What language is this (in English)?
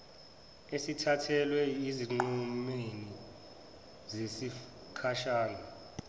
Zulu